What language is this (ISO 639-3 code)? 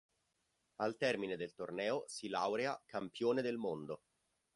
ita